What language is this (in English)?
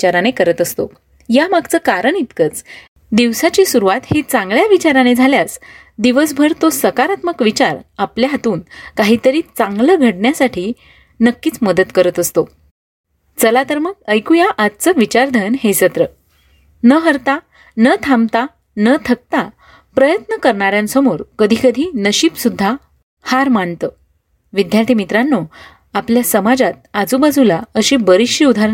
Marathi